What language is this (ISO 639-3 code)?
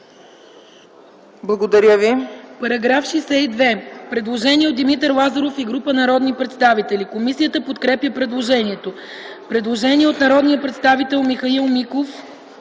bul